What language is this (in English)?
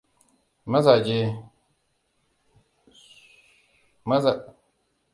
Hausa